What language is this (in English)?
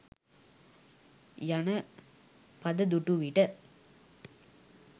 Sinhala